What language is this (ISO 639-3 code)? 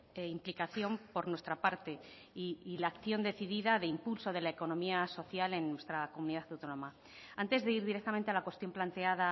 spa